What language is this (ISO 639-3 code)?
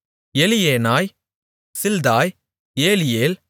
tam